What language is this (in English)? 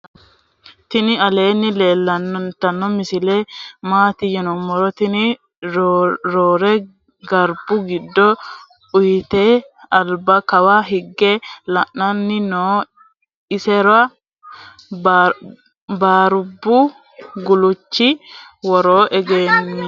Sidamo